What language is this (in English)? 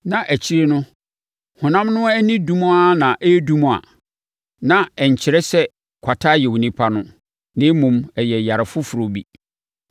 Akan